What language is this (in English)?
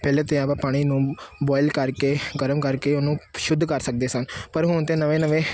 Punjabi